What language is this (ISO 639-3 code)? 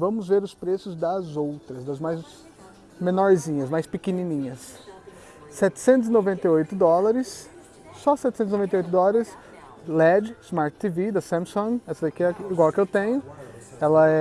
por